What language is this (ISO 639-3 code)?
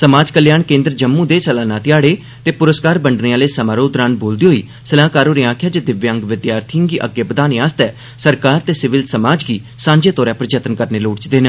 doi